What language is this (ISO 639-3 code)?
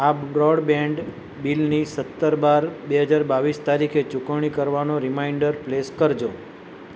guj